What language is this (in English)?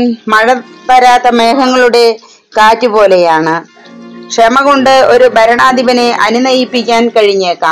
Malayalam